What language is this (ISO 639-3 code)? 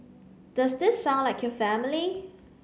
eng